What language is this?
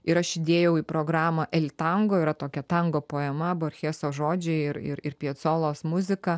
Lithuanian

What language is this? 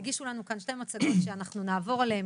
Hebrew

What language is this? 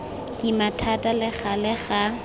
Tswana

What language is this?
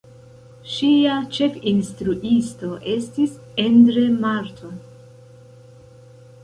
Esperanto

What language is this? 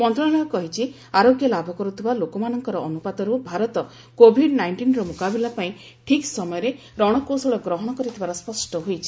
Odia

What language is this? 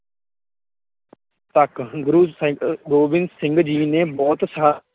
Punjabi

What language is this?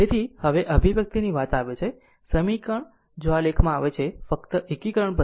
Gujarati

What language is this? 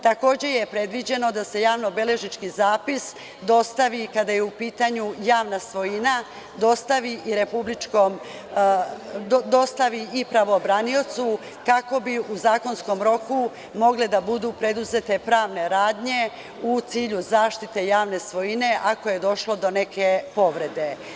Serbian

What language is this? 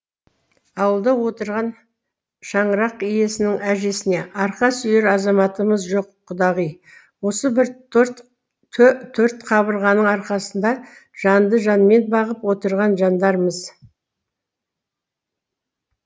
Kazakh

